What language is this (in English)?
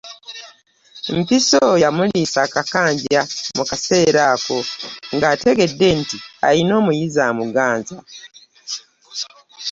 Ganda